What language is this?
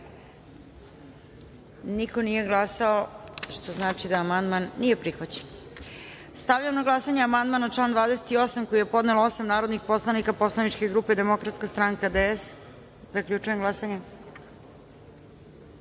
Serbian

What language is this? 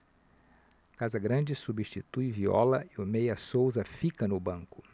Portuguese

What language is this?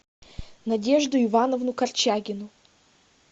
Russian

